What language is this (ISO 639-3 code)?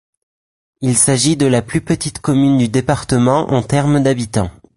fra